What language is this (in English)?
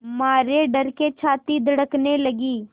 Hindi